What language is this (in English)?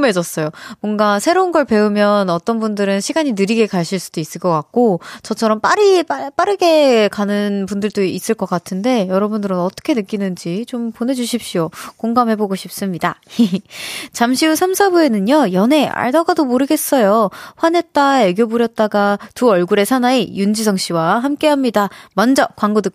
Korean